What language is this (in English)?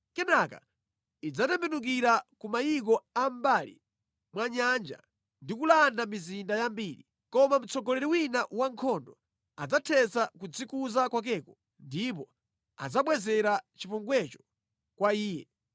Nyanja